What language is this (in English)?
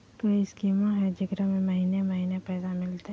Magahi